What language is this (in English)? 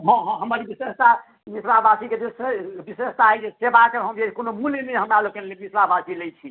Maithili